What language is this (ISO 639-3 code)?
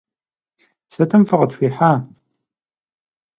kbd